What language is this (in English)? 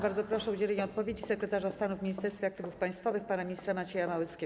Polish